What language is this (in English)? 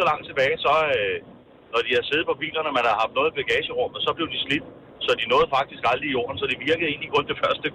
Danish